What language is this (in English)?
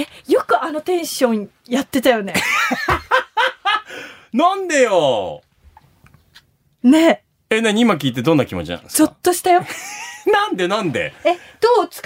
Japanese